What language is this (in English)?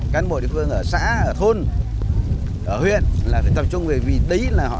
Vietnamese